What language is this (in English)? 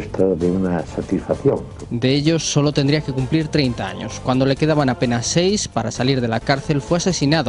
Spanish